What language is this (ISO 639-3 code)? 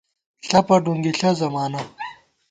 gwt